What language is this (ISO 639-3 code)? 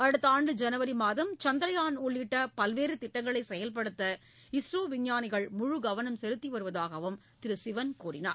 tam